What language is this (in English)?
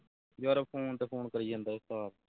Punjabi